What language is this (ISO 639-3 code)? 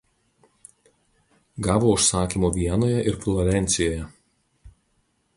lit